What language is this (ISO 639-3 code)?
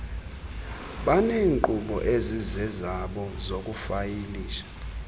xho